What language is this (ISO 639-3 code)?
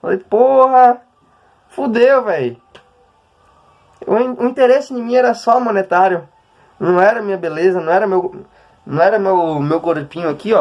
por